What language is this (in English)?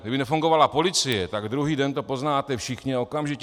Czech